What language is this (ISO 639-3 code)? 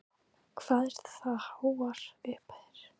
isl